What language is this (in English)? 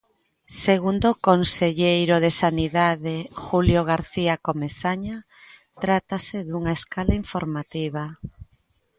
Galician